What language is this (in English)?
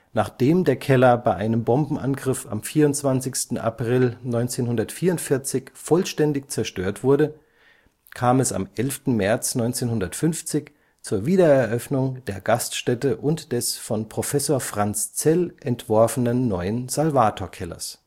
German